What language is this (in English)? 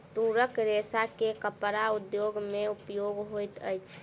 Maithili